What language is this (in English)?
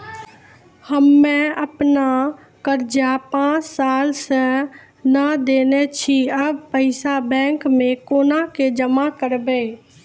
Maithili